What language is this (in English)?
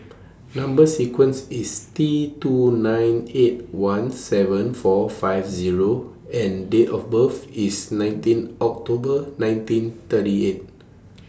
English